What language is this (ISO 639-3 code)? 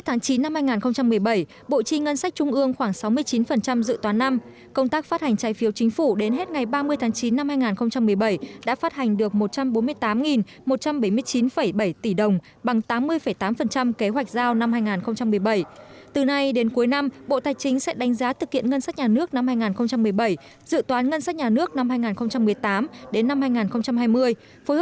vie